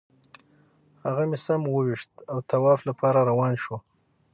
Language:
Pashto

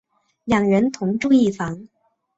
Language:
Chinese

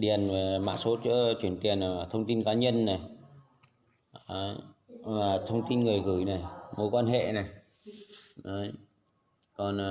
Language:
Vietnamese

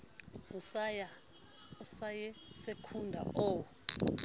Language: Southern Sotho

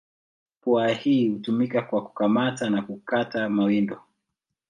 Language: Swahili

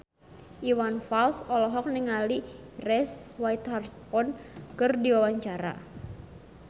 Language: Sundanese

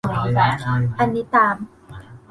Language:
Thai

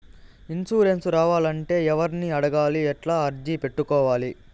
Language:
Telugu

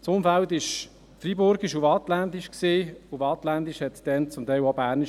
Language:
Swiss German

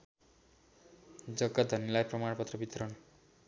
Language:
Nepali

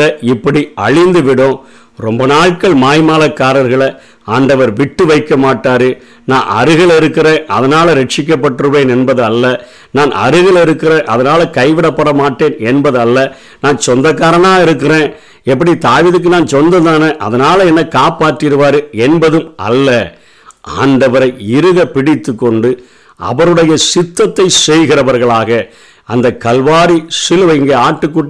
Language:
Tamil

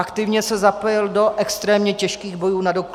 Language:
Czech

